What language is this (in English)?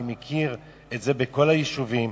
Hebrew